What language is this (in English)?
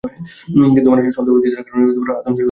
Bangla